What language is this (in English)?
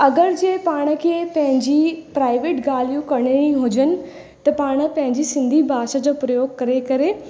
Sindhi